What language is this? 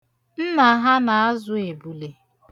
Igbo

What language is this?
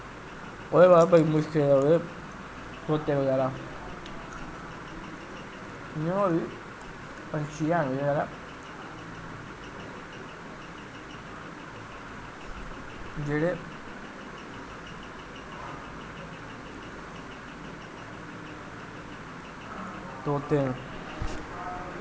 Dogri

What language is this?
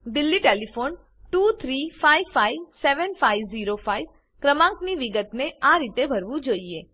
Gujarati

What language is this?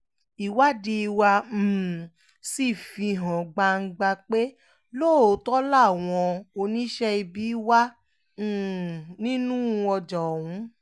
Yoruba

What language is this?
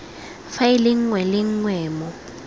Tswana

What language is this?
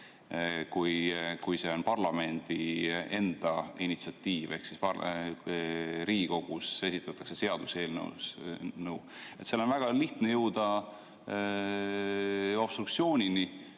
Estonian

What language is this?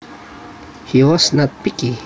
Javanese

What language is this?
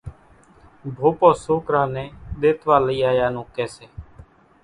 Kachi Koli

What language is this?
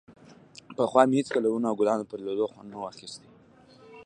Pashto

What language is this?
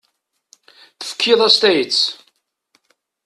Kabyle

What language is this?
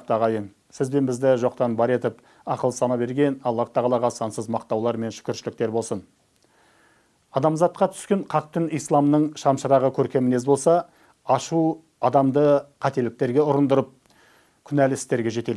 Turkish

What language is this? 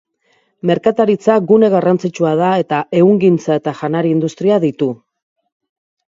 Basque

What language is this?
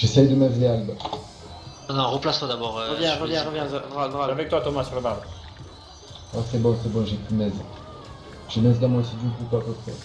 French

